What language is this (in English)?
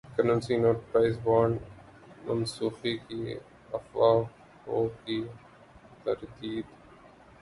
Urdu